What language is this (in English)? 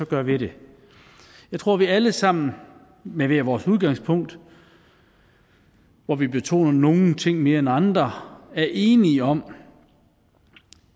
Danish